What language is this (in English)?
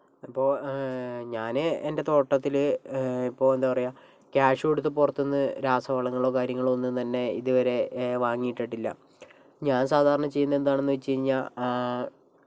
Malayalam